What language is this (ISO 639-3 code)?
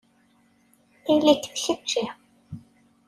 kab